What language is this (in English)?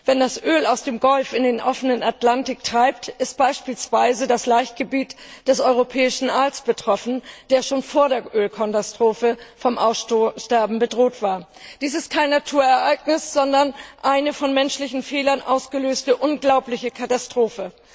German